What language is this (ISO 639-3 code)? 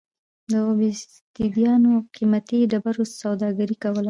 pus